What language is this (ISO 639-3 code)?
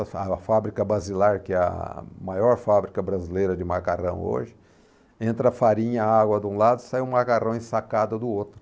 por